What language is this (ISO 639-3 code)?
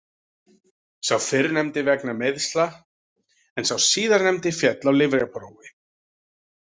isl